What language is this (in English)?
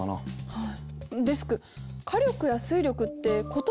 Japanese